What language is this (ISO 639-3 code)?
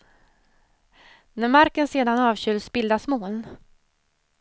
swe